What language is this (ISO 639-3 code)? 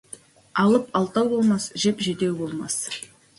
kaz